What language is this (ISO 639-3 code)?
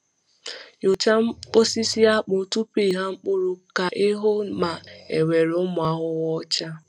ibo